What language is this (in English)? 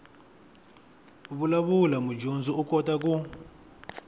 Tsonga